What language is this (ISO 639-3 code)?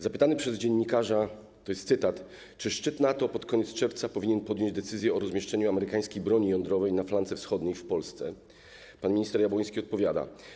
pol